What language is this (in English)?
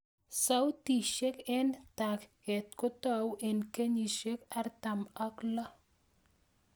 Kalenjin